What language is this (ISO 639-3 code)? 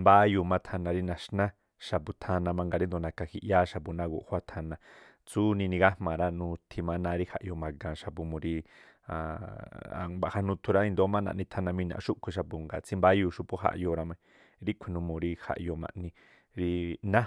tpl